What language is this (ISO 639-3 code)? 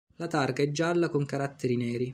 ita